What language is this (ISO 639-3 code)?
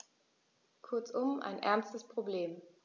deu